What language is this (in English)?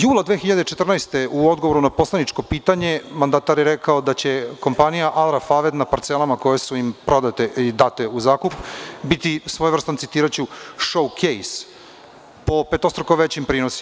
Serbian